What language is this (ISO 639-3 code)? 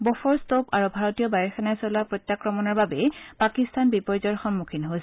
asm